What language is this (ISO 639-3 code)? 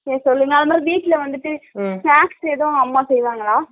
tam